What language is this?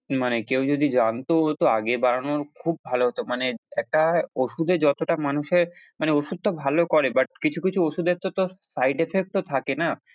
Bangla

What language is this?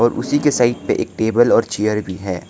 Hindi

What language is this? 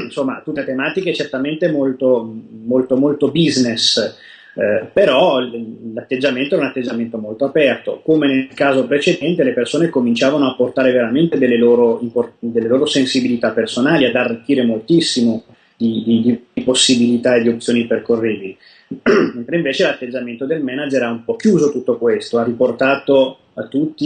Italian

